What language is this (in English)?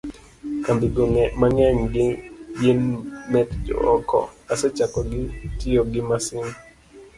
Luo (Kenya and Tanzania)